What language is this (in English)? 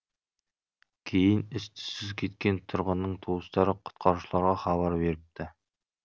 Kazakh